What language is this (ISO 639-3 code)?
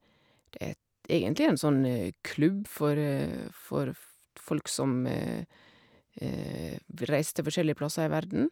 nor